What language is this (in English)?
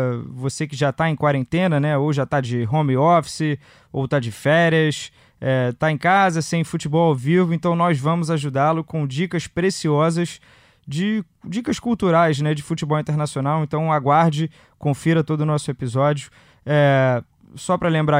Portuguese